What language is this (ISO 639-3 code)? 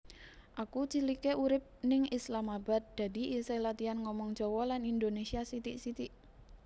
jav